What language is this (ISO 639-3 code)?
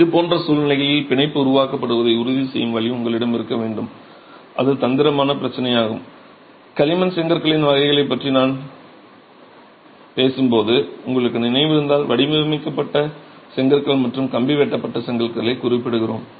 tam